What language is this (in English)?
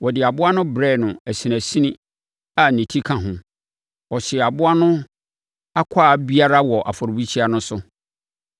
Akan